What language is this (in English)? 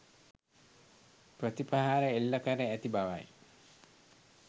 Sinhala